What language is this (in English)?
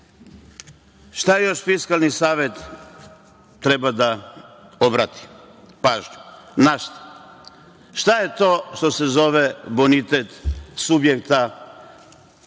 Serbian